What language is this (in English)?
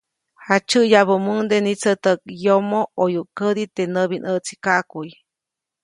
Copainalá Zoque